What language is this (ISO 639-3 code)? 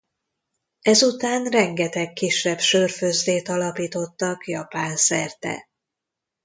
hun